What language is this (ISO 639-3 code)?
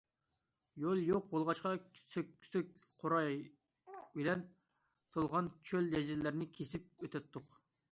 uig